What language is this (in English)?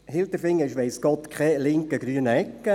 Swiss German